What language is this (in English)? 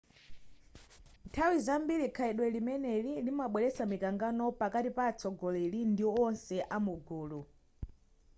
Nyanja